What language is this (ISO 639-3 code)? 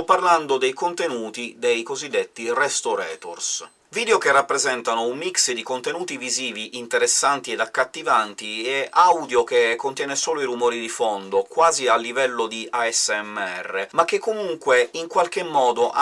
ita